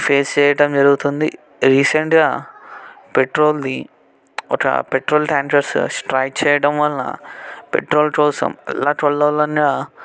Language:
Telugu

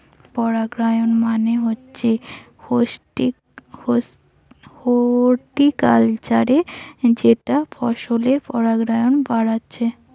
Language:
Bangla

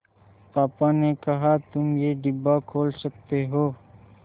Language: Hindi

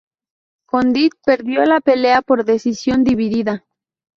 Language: Spanish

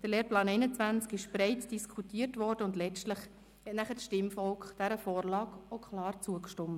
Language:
Swiss German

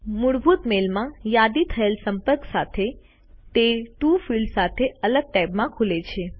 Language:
Gujarati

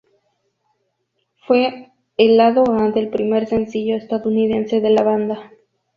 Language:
Spanish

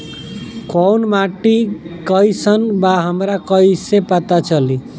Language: Bhojpuri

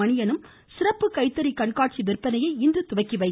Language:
Tamil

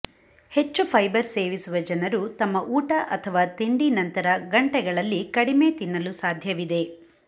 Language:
Kannada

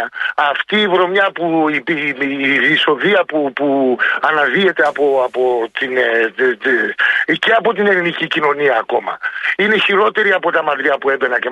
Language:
Greek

